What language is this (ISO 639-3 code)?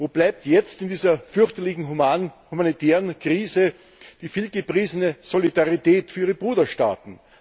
deu